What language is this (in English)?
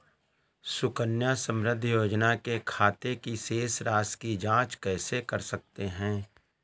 Hindi